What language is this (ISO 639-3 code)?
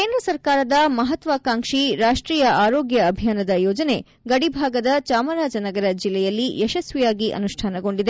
kan